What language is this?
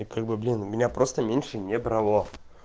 Russian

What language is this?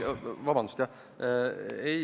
Estonian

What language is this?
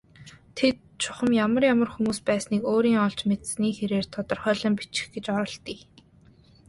Mongolian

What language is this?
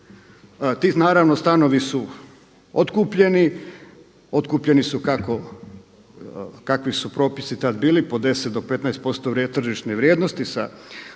Croatian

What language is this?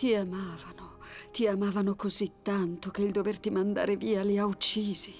Italian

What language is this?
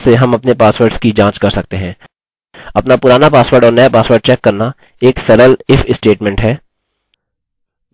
Hindi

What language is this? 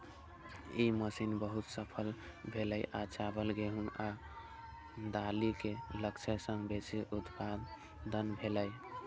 Maithili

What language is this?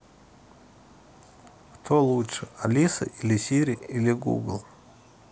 Russian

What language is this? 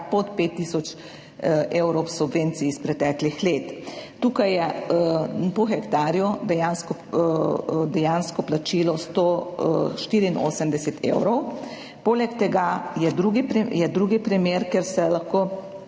Slovenian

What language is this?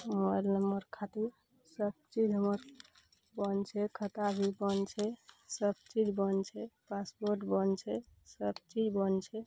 Maithili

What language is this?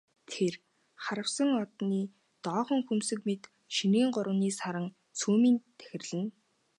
Mongolian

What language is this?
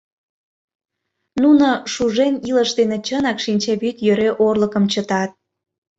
Mari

